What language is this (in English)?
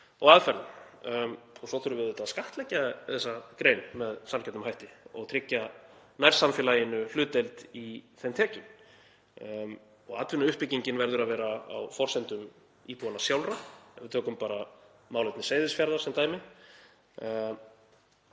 Icelandic